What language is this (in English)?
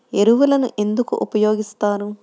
Telugu